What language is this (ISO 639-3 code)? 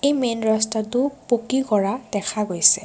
asm